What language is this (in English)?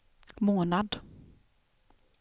Swedish